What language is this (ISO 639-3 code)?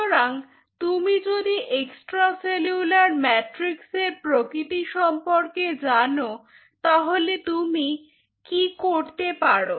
ben